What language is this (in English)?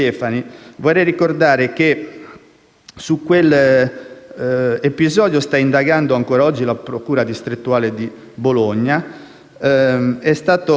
Italian